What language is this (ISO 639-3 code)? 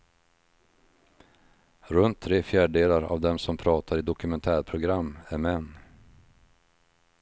swe